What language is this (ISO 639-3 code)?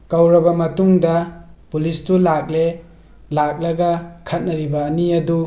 mni